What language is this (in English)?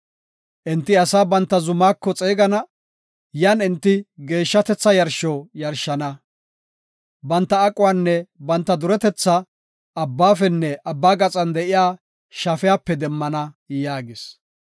Gofa